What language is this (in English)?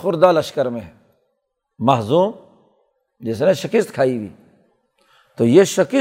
Urdu